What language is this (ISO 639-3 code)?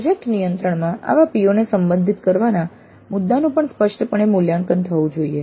guj